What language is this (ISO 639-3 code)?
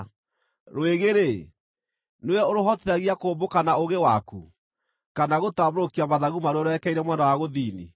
kik